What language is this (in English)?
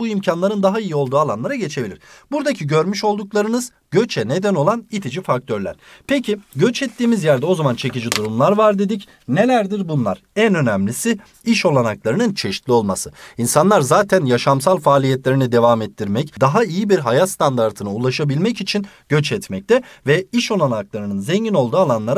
Turkish